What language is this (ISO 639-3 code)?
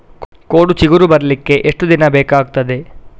kan